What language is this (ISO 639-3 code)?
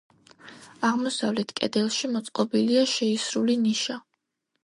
kat